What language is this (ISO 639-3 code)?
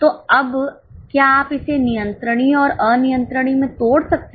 hin